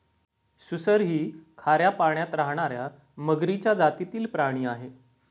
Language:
Marathi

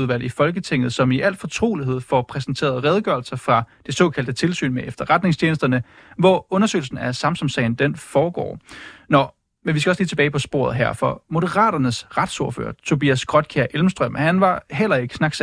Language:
Danish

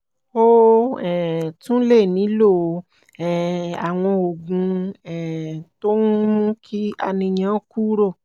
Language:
Yoruba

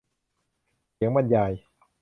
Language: Thai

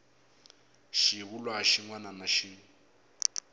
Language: Tsonga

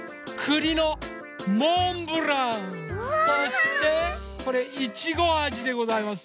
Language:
Japanese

